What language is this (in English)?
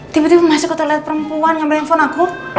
Indonesian